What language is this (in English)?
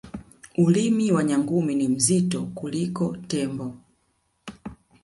Swahili